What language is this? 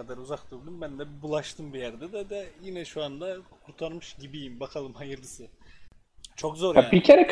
Turkish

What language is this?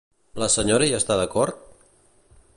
Catalan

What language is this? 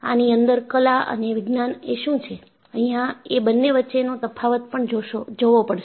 Gujarati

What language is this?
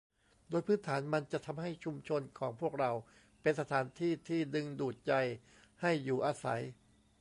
Thai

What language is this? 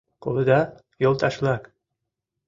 Mari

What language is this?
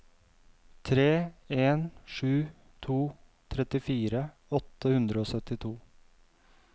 Norwegian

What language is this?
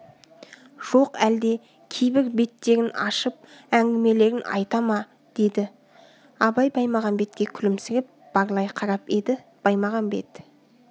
Kazakh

